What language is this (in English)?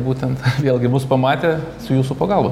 Lithuanian